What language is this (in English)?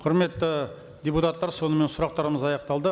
Kazakh